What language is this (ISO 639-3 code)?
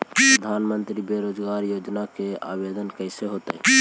mag